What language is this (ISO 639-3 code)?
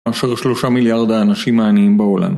heb